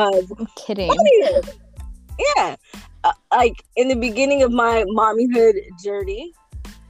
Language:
English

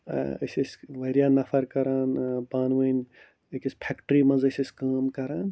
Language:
Kashmiri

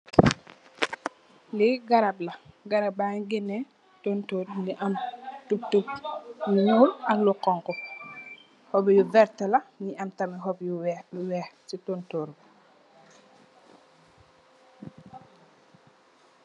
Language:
Wolof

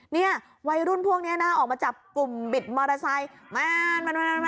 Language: Thai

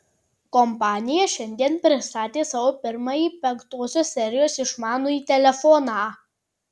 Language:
Lithuanian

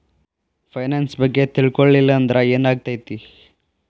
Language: Kannada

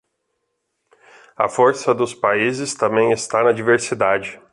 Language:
Portuguese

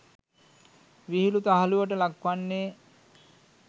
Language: Sinhala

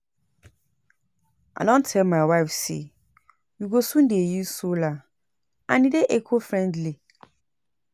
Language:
Nigerian Pidgin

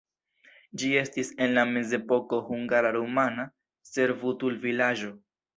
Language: Esperanto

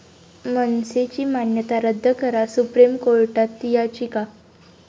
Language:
Marathi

